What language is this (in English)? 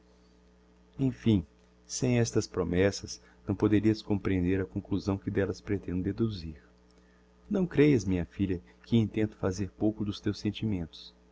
Portuguese